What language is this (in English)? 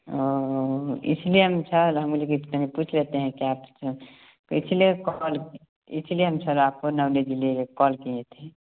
Hindi